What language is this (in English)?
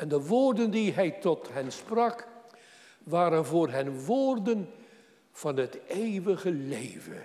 Dutch